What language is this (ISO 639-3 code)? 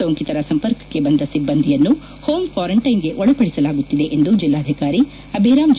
kan